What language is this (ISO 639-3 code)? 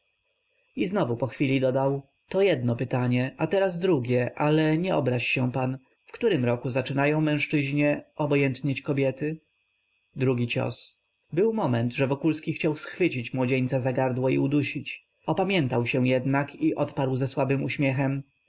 pol